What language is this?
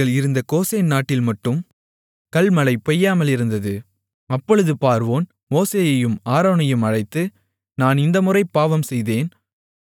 Tamil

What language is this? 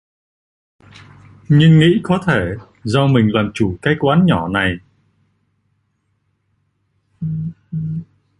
Vietnamese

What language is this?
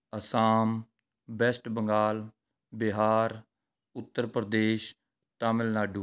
Punjabi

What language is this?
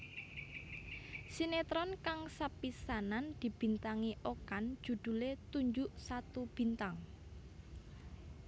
Javanese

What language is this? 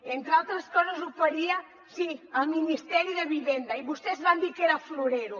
Catalan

